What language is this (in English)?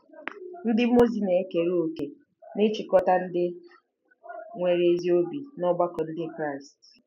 Igbo